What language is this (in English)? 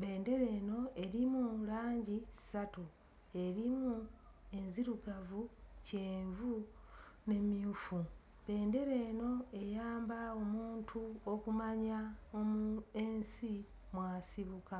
Ganda